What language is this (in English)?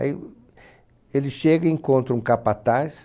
Portuguese